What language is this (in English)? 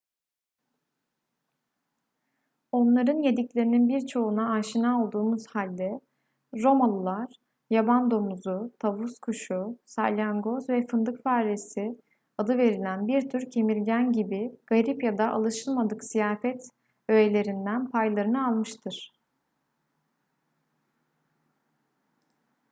Turkish